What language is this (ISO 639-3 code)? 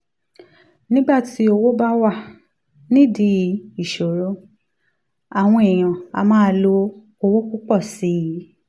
yor